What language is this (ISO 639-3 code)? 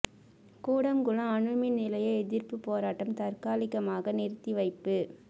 tam